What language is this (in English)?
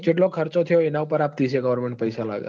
Gujarati